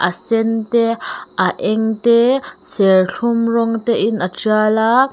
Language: Mizo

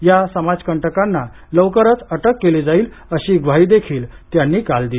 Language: Marathi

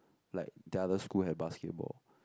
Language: English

